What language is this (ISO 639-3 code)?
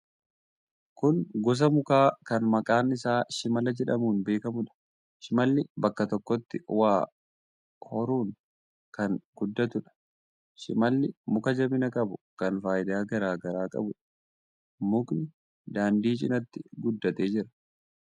orm